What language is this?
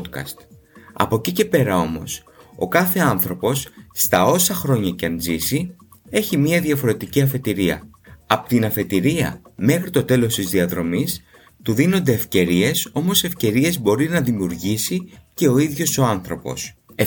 Greek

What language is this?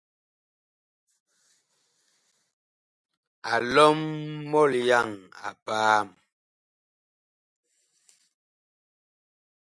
Bakoko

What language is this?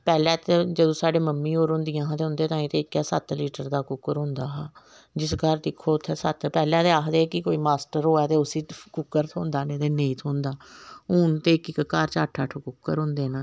Dogri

